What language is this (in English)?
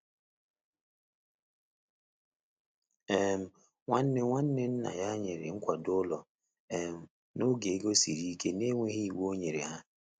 Igbo